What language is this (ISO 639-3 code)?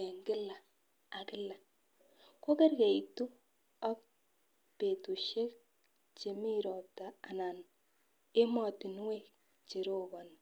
kln